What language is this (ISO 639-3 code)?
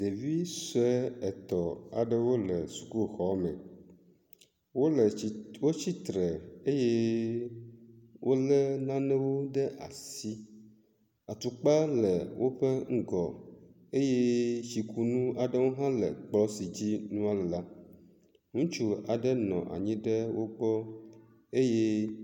ewe